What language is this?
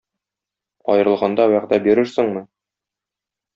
Tatar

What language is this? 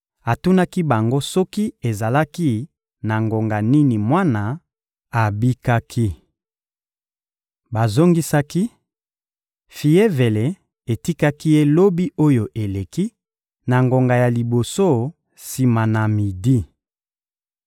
Lingala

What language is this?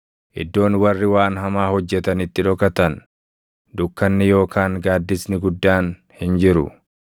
Oromo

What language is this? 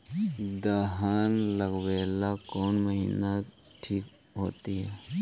Magahi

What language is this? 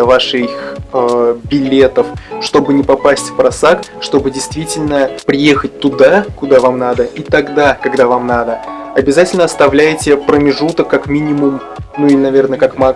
Russian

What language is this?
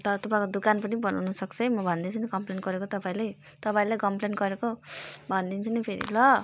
Nepali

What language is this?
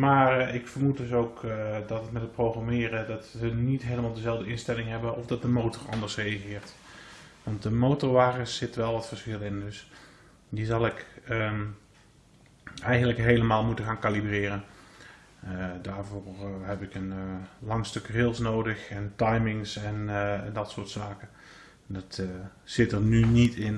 Dutch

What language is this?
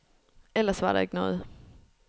Danish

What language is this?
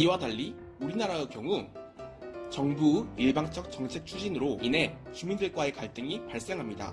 Korean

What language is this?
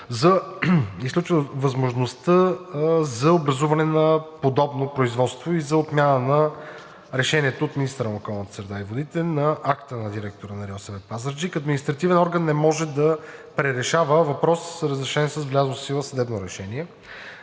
Bulgarian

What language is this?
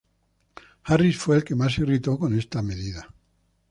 Spanish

